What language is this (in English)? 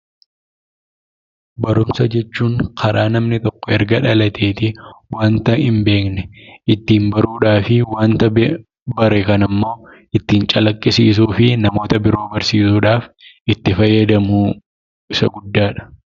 Oromo